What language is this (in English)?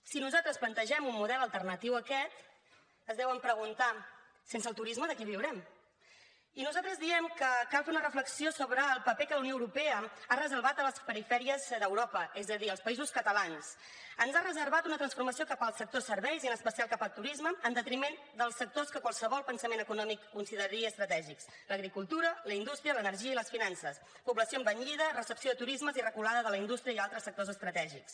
Catalan